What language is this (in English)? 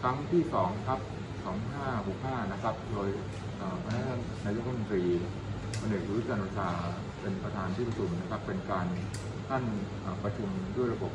Thai